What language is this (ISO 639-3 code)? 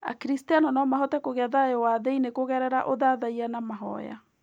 kik